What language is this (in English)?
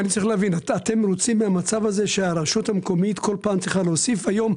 Hebrew